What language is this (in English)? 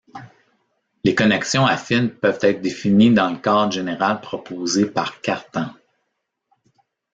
French